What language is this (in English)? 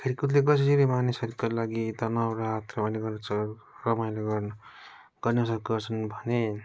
Nepali